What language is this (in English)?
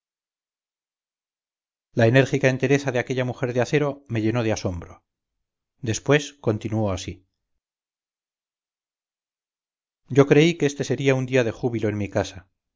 Spanish